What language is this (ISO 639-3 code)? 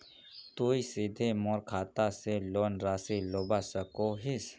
mag